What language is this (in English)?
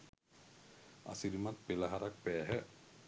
Sinhala